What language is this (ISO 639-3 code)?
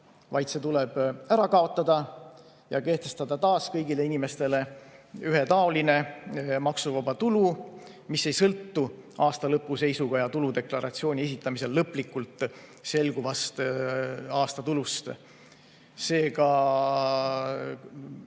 est